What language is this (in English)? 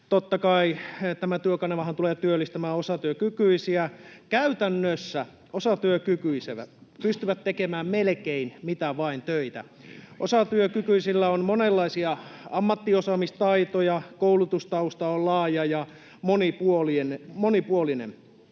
Finnish